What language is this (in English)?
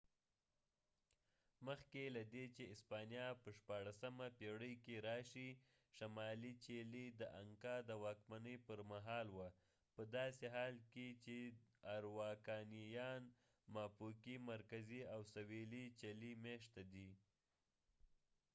Pashto